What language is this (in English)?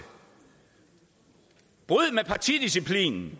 Danish